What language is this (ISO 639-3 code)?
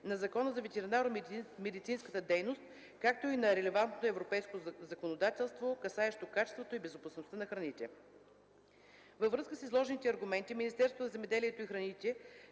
bul